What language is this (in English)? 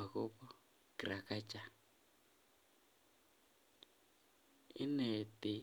Kalenjin